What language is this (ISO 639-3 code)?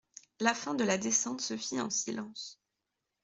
fra